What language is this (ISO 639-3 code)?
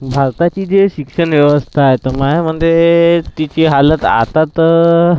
mar